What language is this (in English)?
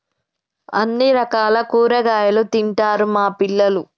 Telugu